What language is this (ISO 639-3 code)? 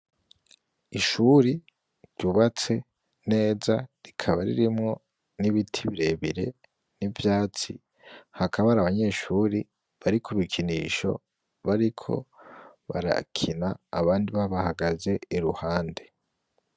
run